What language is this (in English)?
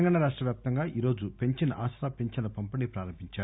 Telugu